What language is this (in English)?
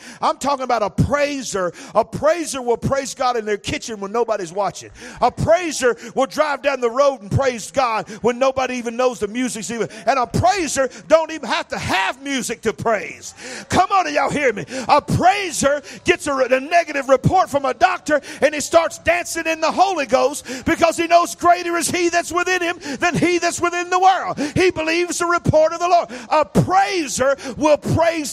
English